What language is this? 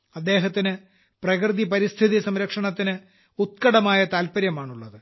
Malayalam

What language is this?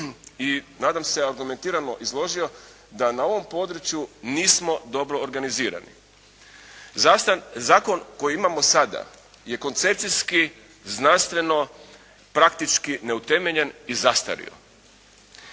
Croatian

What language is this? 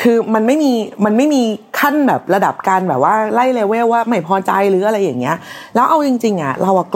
Thai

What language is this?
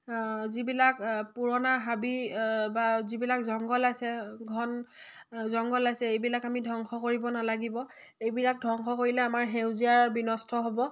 Assamese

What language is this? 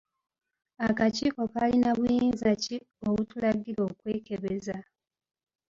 Ganda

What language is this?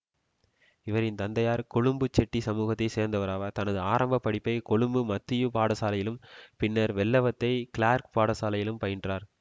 Tamil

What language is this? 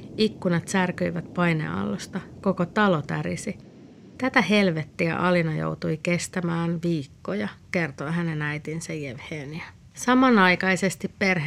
Finnish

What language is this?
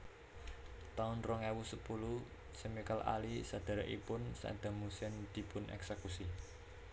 Javanese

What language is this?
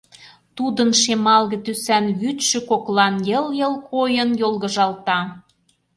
Mari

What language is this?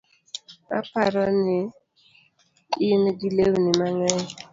Luo (Kenya and Tanzania)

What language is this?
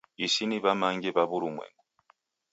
Taita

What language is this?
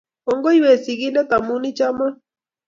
Kalenjin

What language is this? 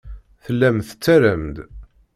Kabyle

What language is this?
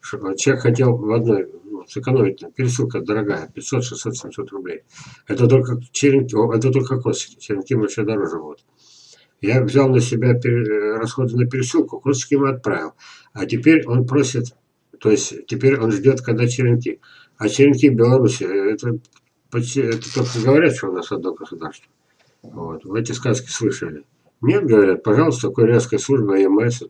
Russian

